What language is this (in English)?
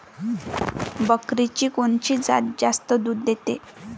Marathi